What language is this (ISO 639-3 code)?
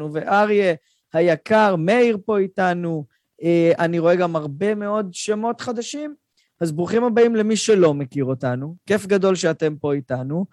heb